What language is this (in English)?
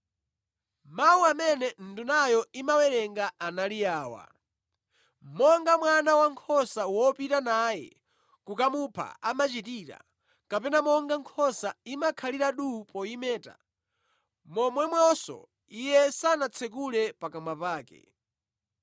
Nyanja